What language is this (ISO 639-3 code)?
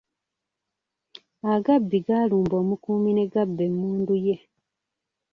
lug